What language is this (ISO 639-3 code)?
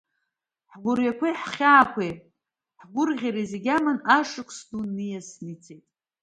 abk